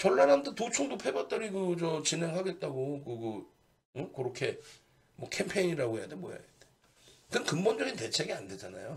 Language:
Korean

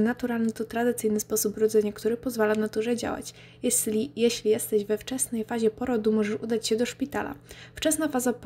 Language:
Polish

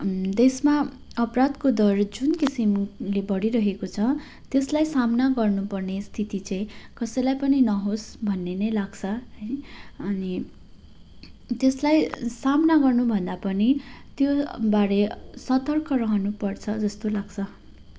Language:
Nepali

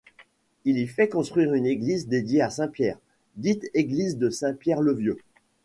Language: French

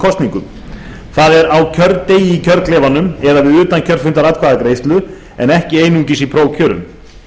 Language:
Icelandic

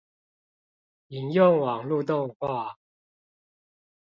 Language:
Chinese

